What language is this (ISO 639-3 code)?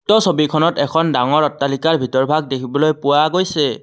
asm